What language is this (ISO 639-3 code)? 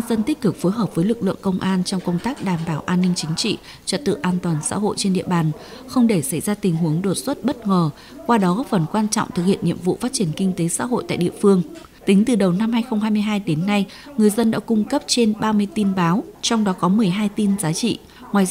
vie